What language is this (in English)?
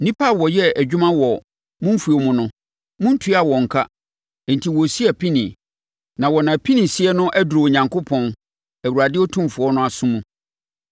Akan